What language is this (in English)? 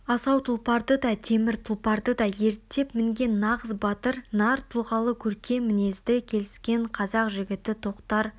Kazakh